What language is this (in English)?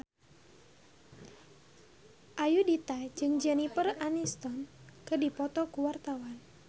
Sundanese